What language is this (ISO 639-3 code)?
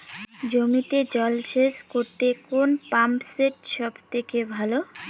ben